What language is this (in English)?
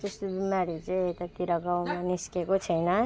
Nepali